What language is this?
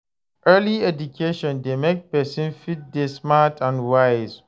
Nigerian Pidgin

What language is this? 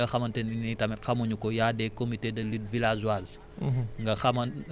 Wolof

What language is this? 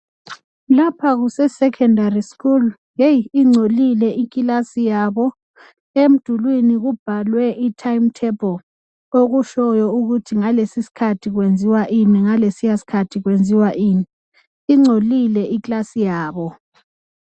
North Ndebele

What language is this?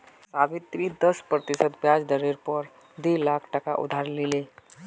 Magahi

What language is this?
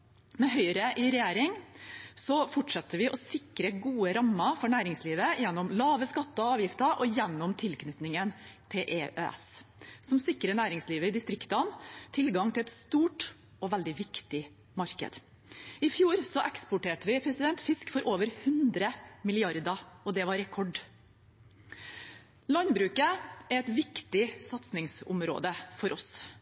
Norwegian Bokmål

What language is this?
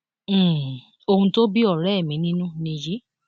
Yoruba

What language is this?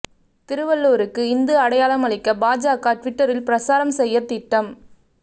Tamil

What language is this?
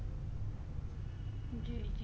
Punjabi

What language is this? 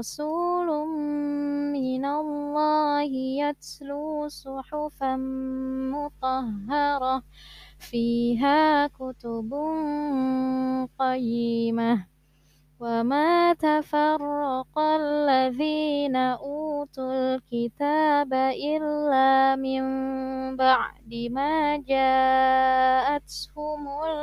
Arabic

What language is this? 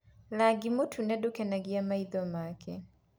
Kikuyu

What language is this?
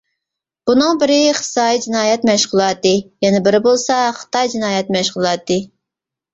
Uyghur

